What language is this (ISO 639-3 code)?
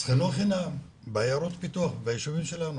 heb